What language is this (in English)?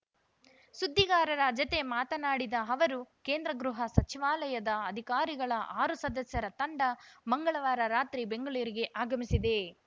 Kannada